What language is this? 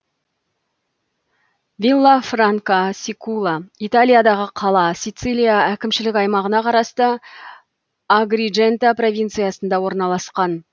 Kazakh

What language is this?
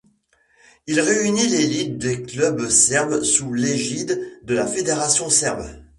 French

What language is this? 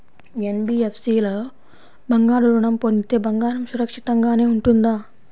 Telugu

